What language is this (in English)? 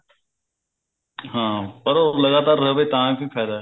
Punjabi